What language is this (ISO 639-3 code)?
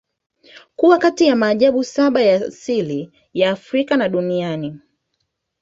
swa